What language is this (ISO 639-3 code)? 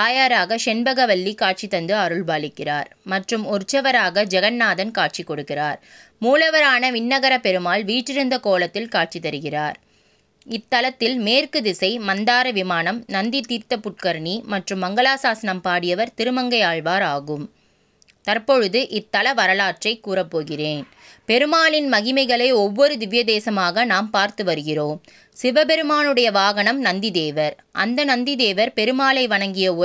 tam